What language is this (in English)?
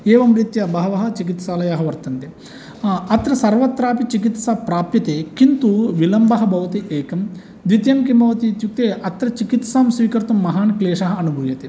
Sanskrit